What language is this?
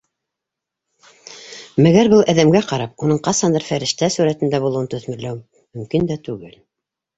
Bashkir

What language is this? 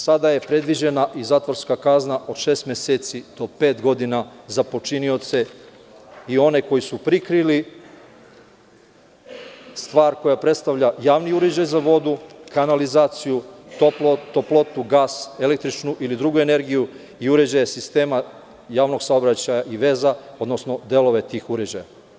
Serbian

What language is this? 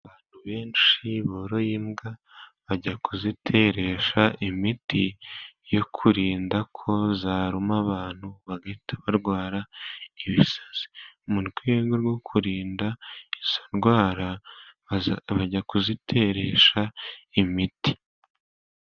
Kinyarwanda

